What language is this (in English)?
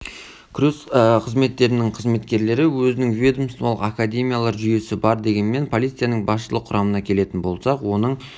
Kazakh